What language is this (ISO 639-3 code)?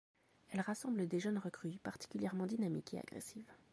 fra